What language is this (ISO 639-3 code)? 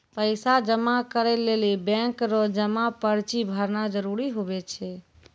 mai